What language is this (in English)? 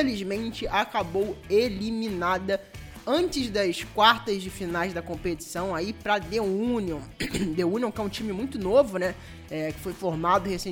Portuguese